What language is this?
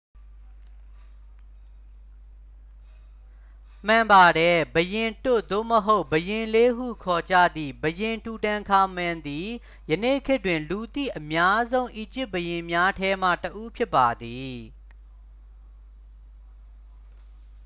Burmese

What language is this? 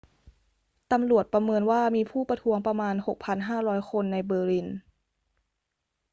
Thai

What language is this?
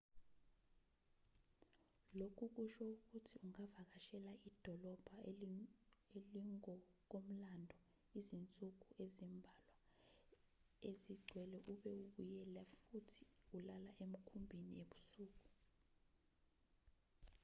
Zulu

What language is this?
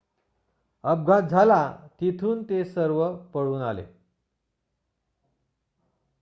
Marathi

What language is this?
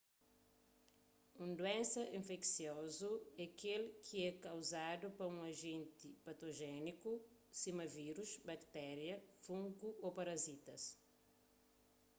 Kabuverdianu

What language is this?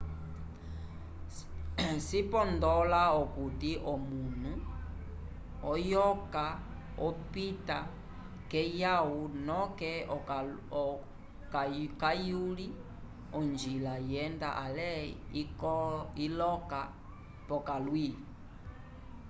Umbundu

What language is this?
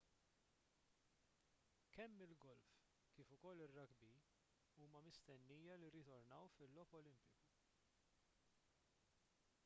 Maltese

